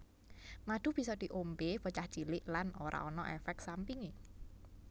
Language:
Javanese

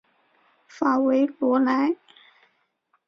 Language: Chinese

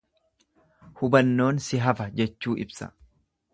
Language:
Oromo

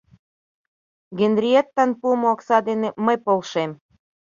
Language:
Mari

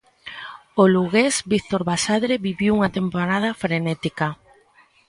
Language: Galician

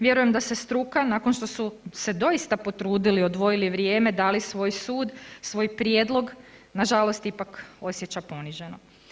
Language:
Croatian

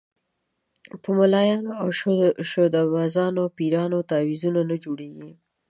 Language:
Pashto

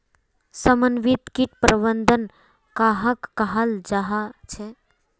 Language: Magahi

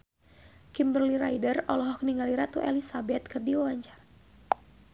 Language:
Sundanese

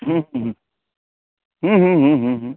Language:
Maithili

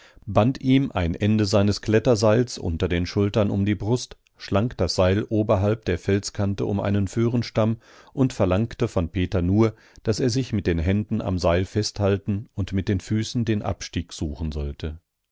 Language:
German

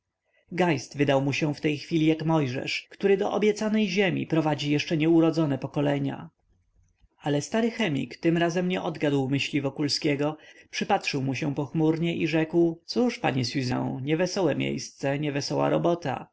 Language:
Polish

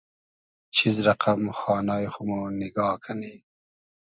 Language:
Hazaragi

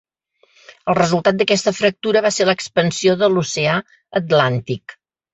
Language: Catalan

